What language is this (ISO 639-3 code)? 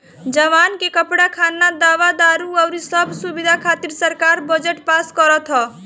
bho